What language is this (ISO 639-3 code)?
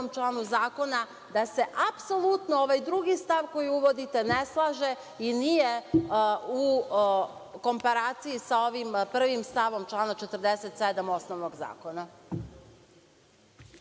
srp